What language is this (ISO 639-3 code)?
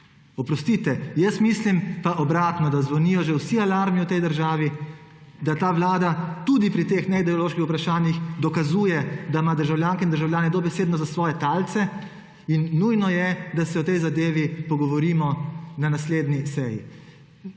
slv